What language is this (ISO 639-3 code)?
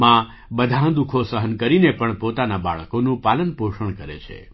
guj